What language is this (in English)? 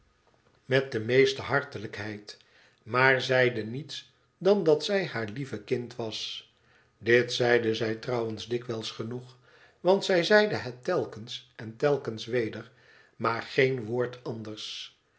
Dutch